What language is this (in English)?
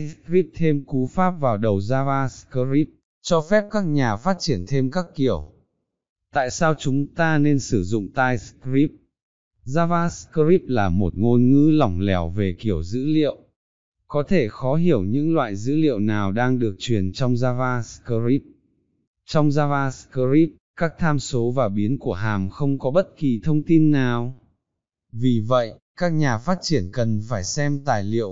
Vietnamese